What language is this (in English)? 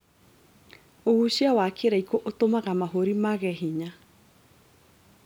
Kikuyu